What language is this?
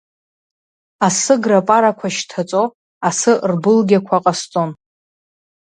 Abkhazian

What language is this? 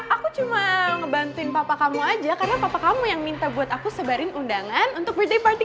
Indonesian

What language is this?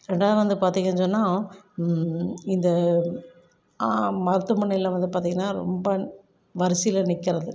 Tamil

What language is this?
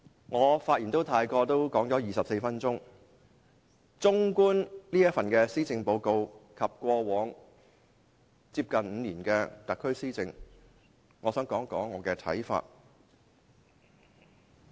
Cantonese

